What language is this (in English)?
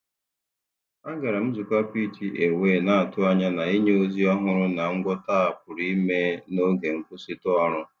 Igbo